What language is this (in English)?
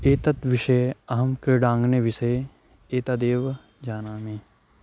Sanskrit